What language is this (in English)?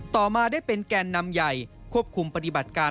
Thai